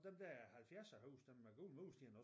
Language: Danish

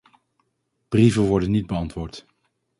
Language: Dutch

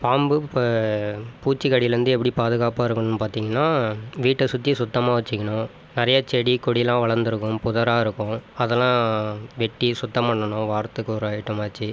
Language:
Tamil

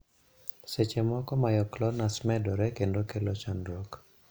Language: Luo (Kenya and Tanzania)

